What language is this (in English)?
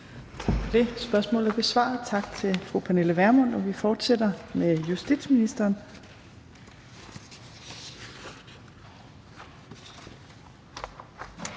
Danish